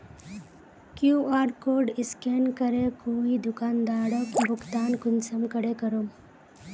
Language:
Magahi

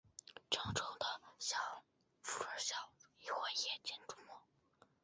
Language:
Chinese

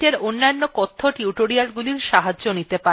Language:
Bangla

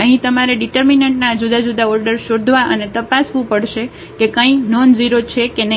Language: Gujarati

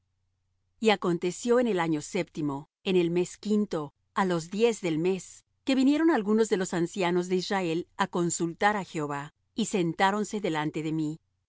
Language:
Spanish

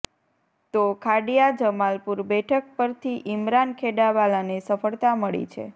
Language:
Gujarati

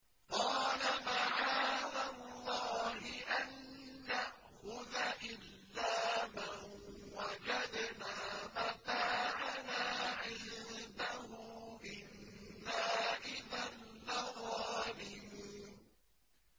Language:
Arabic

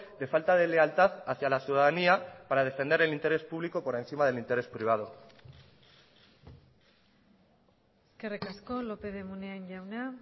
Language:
Spanish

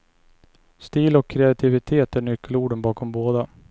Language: Swedish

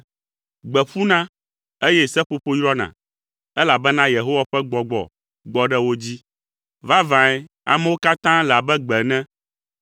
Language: Ewe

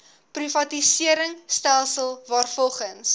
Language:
Afrikaans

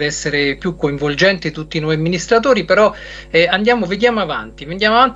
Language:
Italian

